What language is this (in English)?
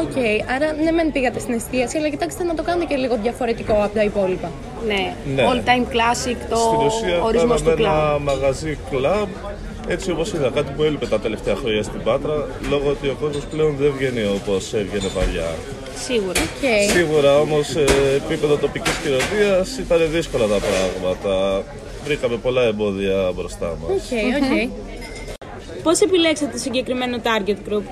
Greek